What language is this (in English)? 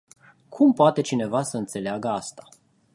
Romanian